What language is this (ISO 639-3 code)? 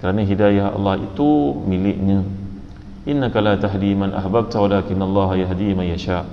msa